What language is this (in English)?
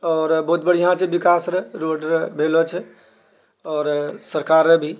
Maithili